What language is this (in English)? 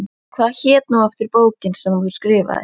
Icelandic